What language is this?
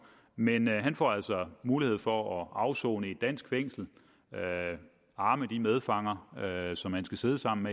Danish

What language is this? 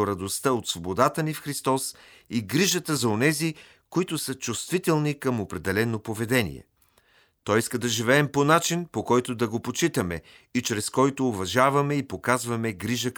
Bulgarian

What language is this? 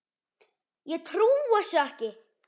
Icelandic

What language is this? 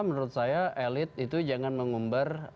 Indonesian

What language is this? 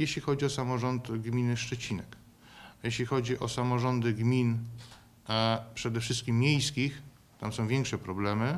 Polish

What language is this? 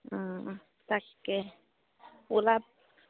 Assamese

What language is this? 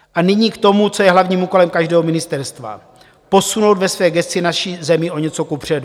Czech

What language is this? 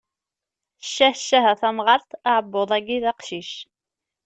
Kabyle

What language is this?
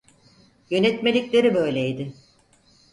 Turkish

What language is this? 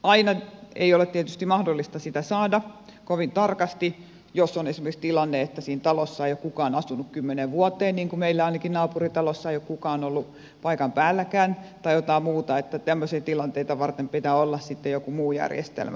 Finnish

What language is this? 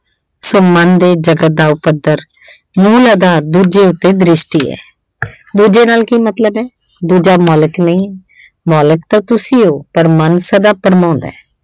Punjabi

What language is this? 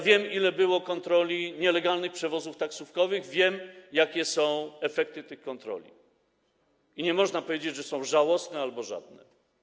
Polish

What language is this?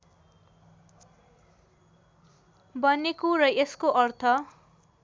Nepali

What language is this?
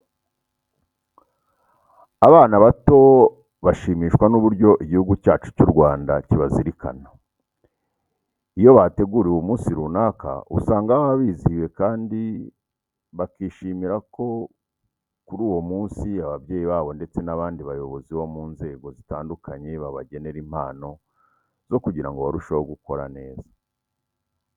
Kinyarwanda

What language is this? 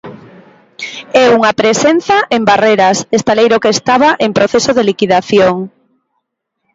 Galician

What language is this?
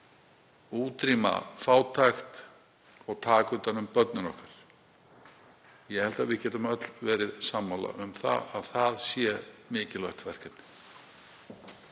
Icelandic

